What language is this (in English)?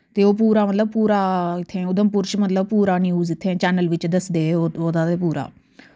Dogri